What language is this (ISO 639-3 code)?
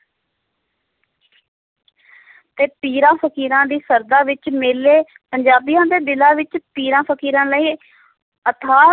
pan